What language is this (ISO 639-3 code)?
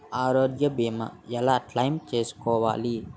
tel